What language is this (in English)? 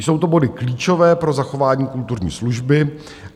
Czech